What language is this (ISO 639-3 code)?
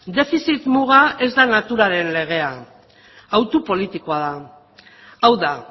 eus